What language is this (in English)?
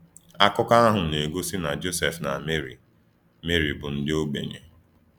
Igbo